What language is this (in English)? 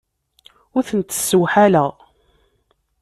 Kabyle